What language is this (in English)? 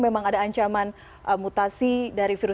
Indonesian